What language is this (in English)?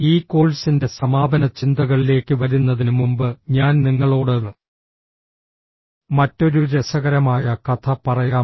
Malayalam